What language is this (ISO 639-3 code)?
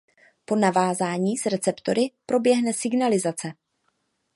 ces